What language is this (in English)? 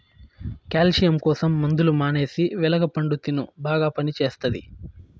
Telugu